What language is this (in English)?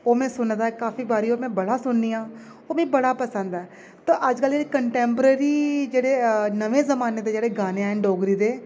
Dogri